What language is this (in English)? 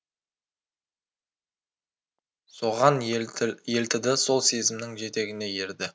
Kazakh